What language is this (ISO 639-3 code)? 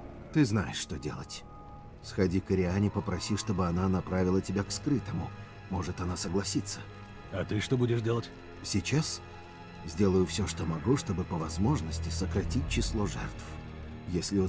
rus